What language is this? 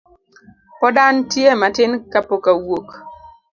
Luo (Kenya and Tanzania)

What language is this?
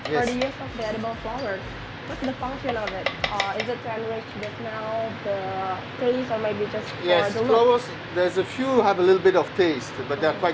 Indonesian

